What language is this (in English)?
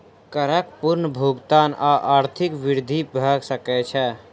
Maithili